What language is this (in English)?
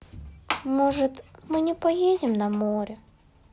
Russian